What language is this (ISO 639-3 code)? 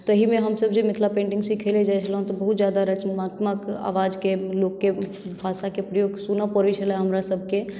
mai